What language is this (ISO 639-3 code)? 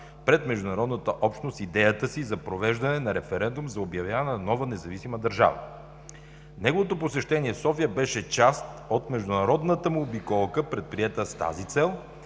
bul